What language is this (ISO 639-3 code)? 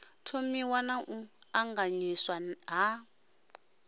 ven